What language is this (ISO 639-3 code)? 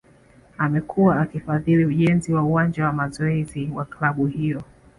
swa